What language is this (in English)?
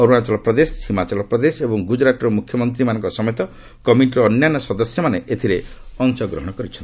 Odia